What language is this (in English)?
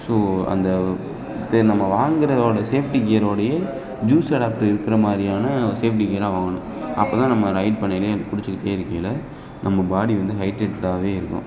Tamil